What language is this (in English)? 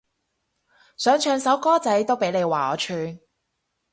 Cantonese